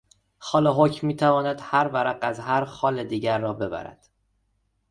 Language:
Persian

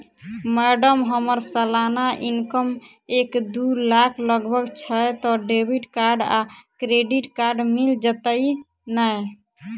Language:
Maithili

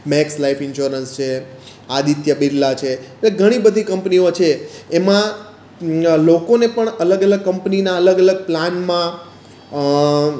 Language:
Gujarati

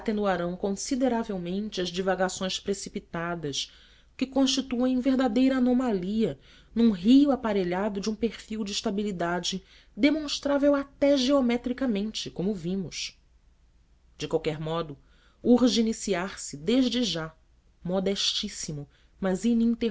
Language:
Portuguese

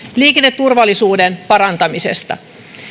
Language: Finnish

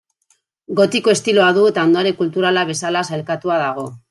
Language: Basque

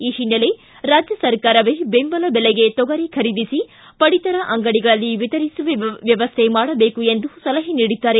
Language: Kannada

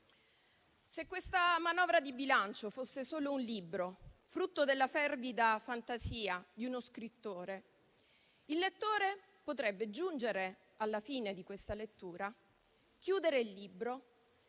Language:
Italian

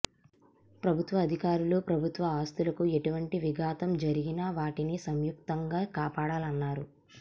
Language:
Telugu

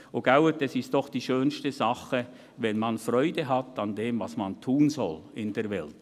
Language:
Swiss German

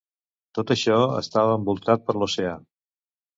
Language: Catalan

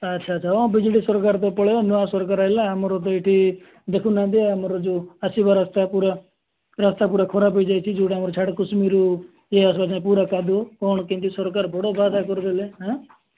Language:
Odia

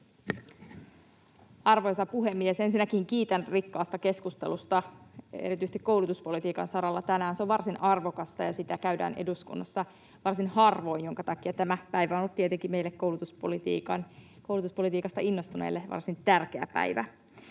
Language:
Finnish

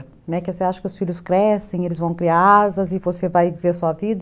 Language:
Portuguese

